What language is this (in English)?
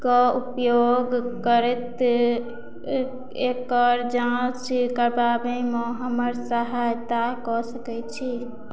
Maithili